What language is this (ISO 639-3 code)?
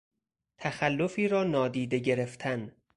fas